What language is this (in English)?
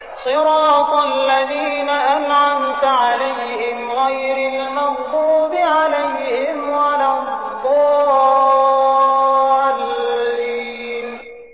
Arabic